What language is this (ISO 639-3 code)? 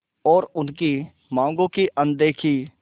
hin